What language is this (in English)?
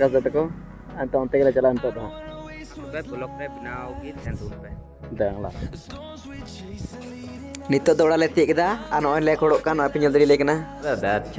Indonesian